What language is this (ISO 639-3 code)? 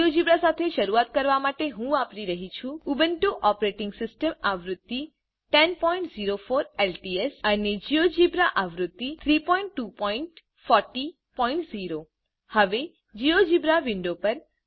guj